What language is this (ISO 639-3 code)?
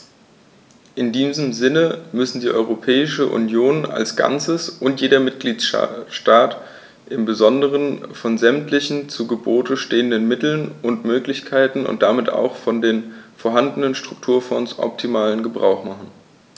deu